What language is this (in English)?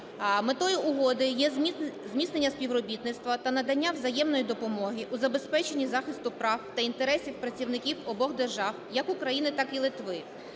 Ukrainian